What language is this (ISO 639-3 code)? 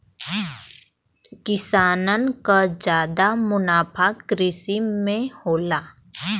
bho